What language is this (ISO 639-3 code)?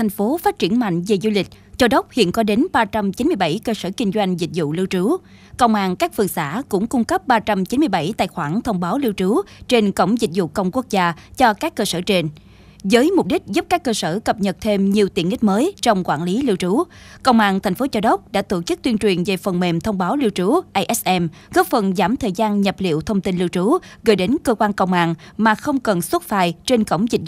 vie